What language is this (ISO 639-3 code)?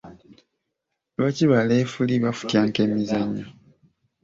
lug